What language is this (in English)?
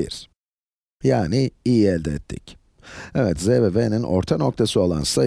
Turkish